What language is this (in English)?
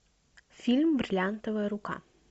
Russian